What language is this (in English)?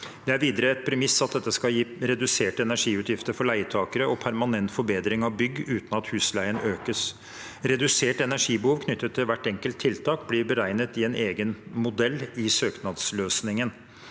Norwegian